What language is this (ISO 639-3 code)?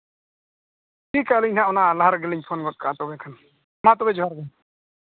sat